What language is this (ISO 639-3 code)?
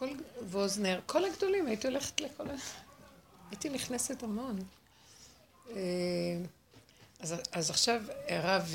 heb